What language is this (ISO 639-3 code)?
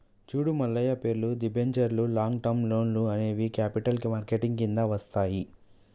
tel